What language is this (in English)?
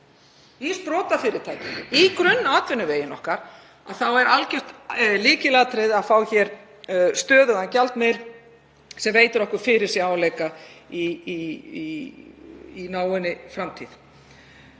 Icelandic